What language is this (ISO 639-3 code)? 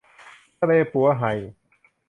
tha